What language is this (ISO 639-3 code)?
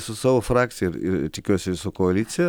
lit